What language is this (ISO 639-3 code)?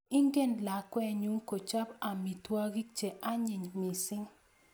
kln